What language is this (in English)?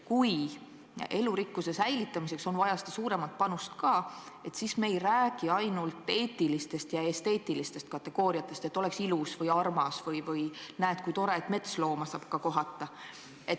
Estonian